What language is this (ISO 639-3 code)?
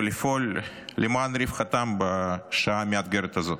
heb